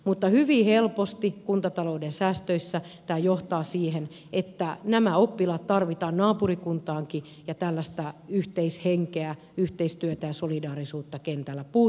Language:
Finnish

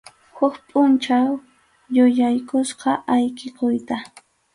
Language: Arequipa-La Unión Quechua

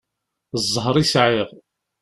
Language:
Kabyle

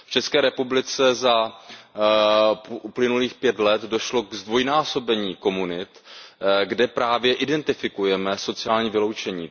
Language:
Czech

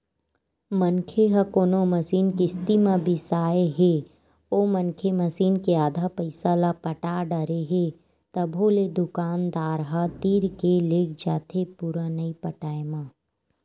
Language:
Chhattisgarhi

